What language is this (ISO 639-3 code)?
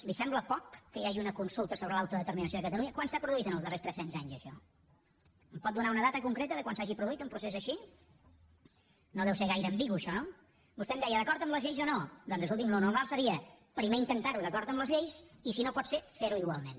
cat